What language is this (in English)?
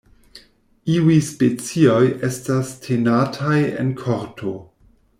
Esperanto